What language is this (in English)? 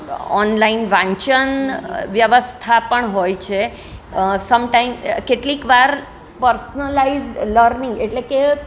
Gujarati